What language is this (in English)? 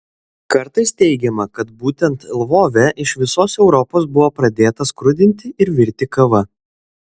Lithuanian